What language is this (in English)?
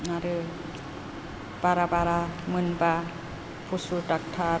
Bodo